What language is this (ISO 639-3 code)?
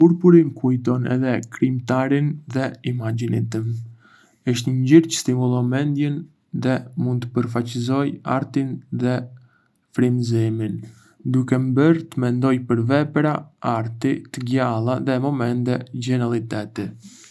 aae